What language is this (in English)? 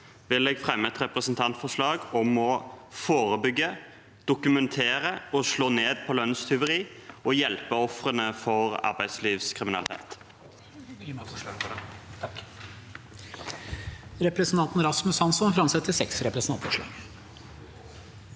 Norwegian